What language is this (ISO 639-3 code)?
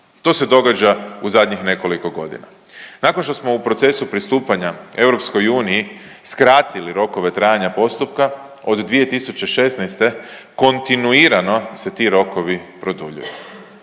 hrv